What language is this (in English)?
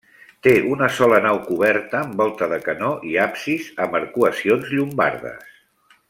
Catalan